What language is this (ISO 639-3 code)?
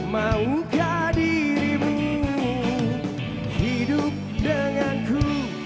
ind